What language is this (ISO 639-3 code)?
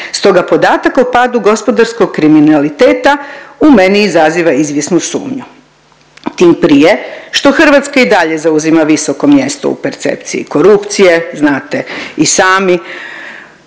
hrv